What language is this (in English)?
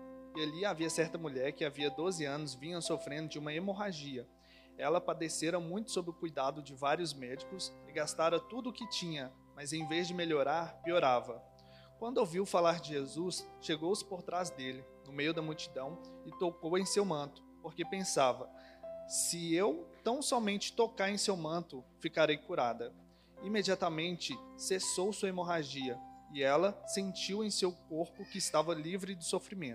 Portuguese